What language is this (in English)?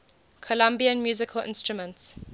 English